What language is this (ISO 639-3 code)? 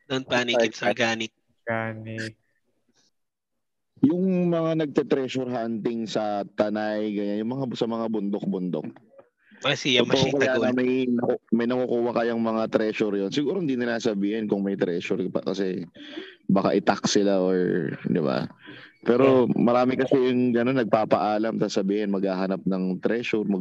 fil